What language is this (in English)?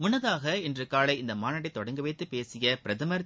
Tamil